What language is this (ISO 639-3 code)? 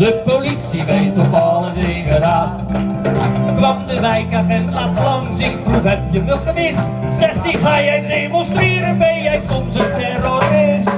nld